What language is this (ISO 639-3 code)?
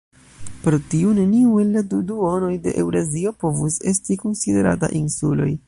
epo